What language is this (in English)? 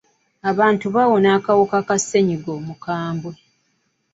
Ganda